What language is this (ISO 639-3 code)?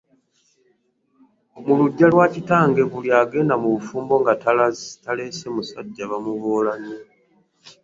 lug